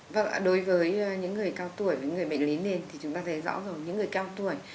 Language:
Vietnamese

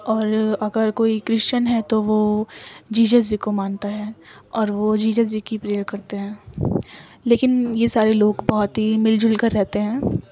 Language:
Urdu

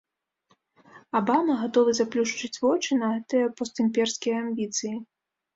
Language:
Belarusian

